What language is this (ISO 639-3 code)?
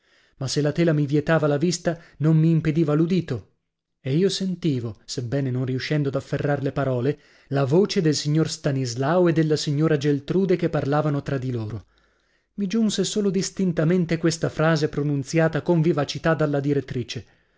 ita